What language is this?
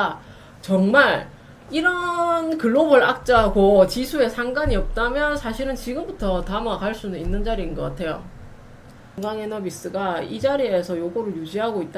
Korean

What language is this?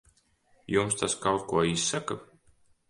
Latvian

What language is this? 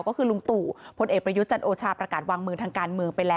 Thai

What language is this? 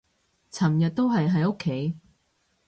Cantonese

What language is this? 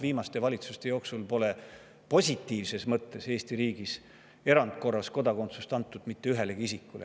Estonian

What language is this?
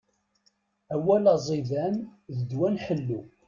Kabyle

